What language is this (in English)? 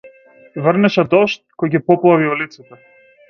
Macedonian